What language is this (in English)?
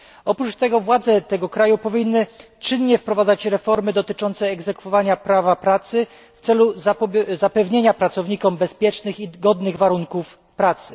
Polish